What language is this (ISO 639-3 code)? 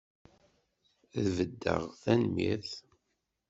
kab